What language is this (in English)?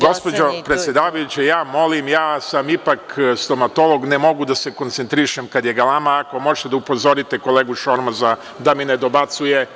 Serbian